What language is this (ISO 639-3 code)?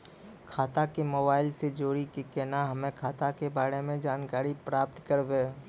mai